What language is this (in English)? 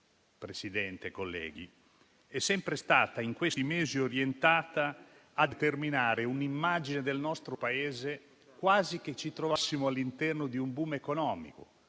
Italian